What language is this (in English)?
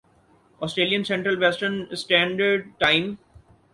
Urdu